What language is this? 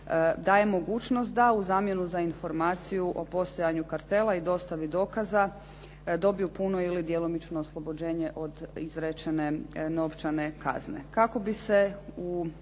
Croatian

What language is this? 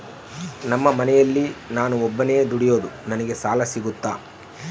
Kannada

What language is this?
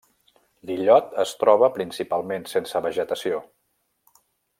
Catalan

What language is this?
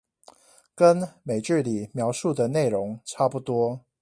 Chinese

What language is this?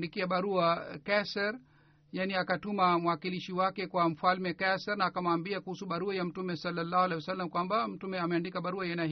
Swahili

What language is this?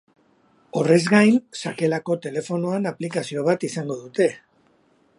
Basque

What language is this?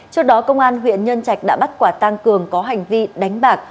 Vietnamese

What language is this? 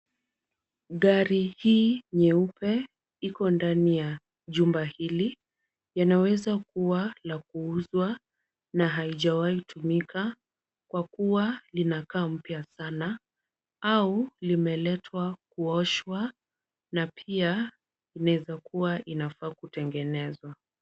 Swahili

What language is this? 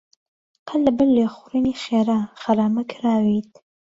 Central Kurdish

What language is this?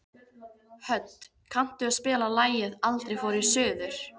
Icelandic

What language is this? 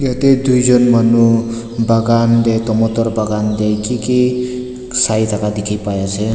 Naga Pidgin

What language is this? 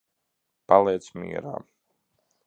Latvian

